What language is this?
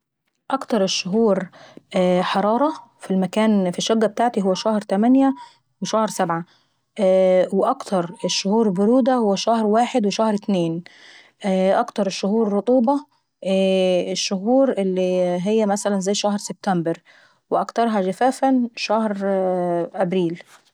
Saidi Arabic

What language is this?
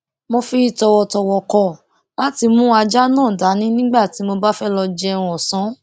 Yoruba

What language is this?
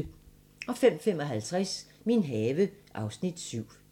Danish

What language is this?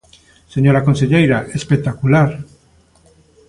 Galician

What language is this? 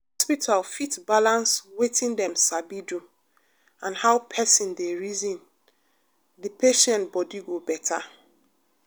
Nigerian Pidgin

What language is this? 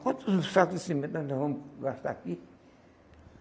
Portuguese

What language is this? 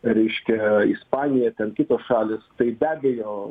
Lithuanian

